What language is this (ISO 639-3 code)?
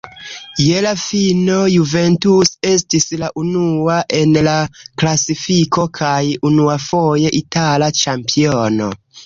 epo